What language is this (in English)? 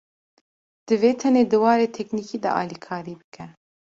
Kurdish